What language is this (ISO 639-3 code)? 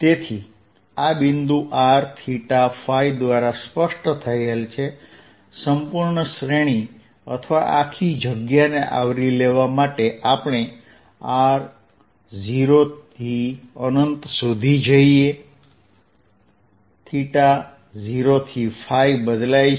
guj